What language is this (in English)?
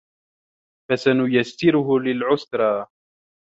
Arabic